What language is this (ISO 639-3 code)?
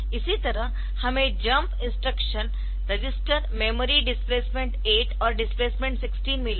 hin